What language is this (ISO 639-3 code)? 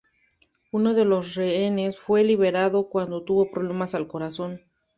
spa